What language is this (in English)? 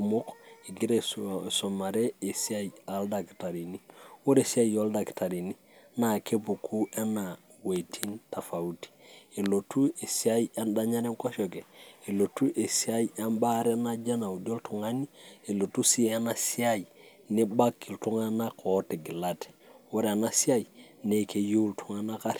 Masai